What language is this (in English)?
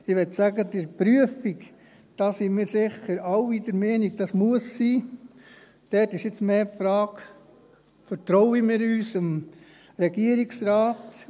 Swiss German